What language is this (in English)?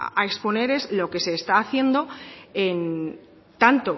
Spanish